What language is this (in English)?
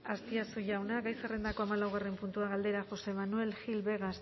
Basque